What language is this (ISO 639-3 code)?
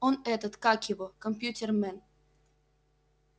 rus